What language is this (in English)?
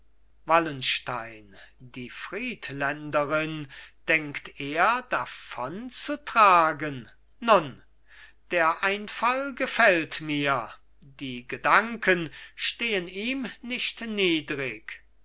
German